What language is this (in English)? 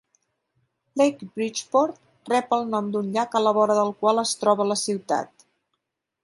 Catalan